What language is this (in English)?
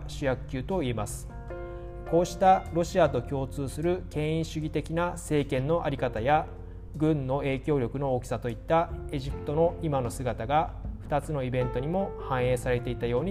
Japanese